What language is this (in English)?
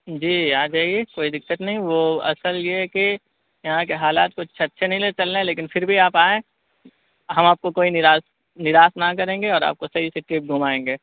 Urdu